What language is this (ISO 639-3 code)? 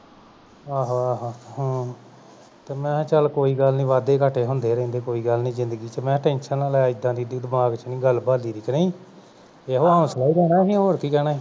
pan